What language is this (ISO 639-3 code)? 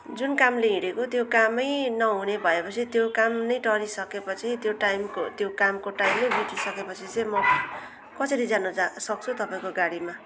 nep